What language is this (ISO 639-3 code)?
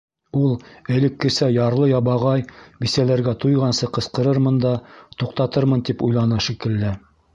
bak